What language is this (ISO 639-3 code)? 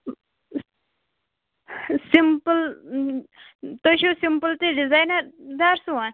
kas